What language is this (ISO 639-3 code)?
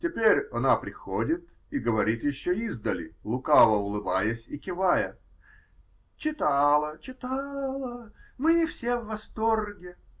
rus